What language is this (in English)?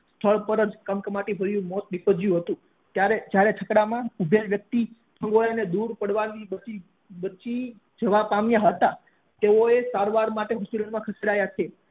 Gujarati